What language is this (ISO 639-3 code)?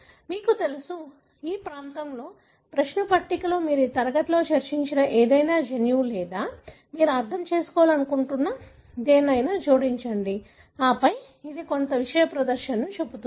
tel